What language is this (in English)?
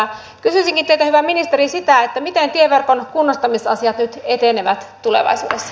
Finnish